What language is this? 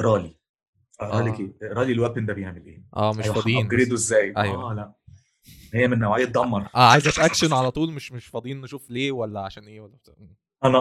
Arabic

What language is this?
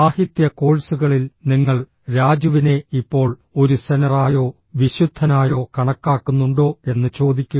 Malayalam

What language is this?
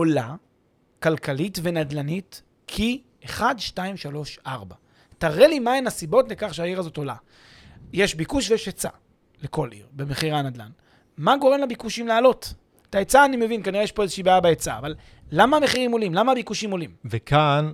Hebrew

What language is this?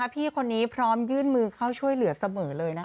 Thai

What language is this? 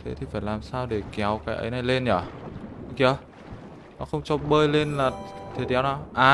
Vietnamese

